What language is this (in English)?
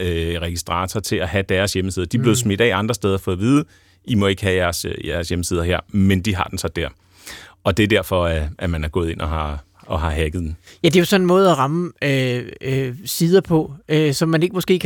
Danish